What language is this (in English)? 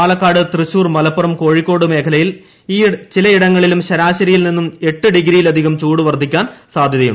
Malayalam